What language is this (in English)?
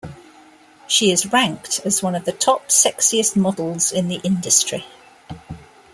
English